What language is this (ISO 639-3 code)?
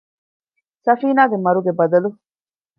div